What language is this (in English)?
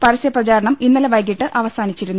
Malayalam